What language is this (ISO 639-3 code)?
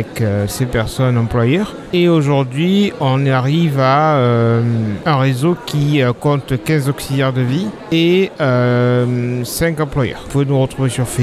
fra